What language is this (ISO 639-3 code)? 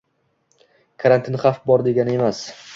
uzb